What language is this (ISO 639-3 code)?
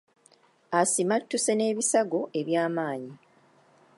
lug